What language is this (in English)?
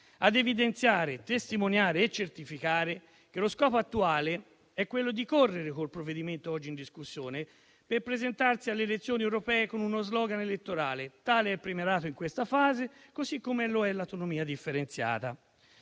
Italian